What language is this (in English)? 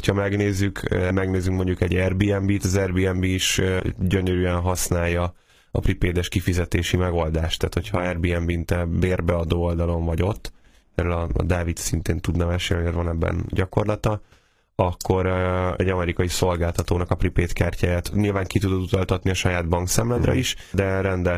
Hungarian